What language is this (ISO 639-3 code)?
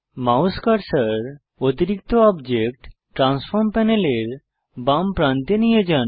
ben